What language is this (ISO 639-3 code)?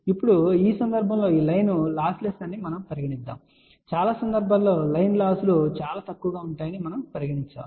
tel